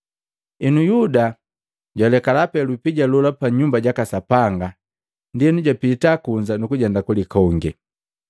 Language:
Matengo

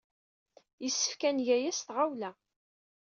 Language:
Kabyle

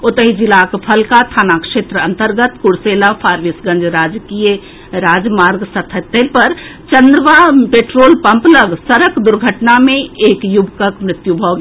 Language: Maithili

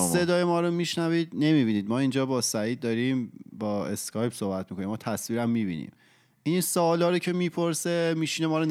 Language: Persian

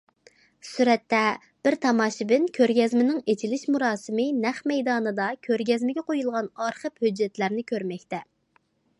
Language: Uyghur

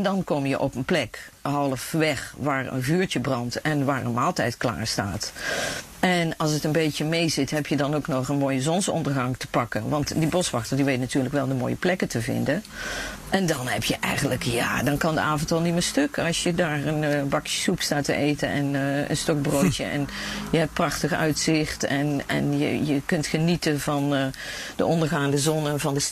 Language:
Dutch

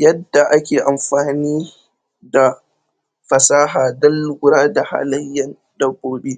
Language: Hausa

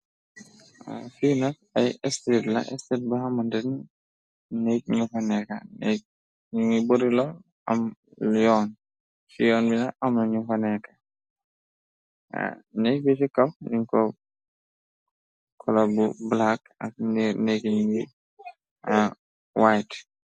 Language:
Wolof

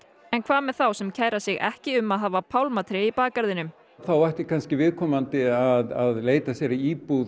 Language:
Icelandic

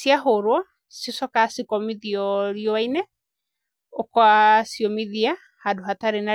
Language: Kikuyu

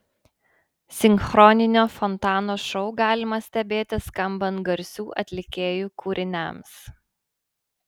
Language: Lithuanian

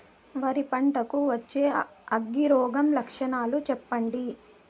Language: Telugu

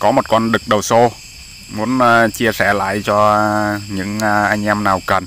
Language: Vietnamese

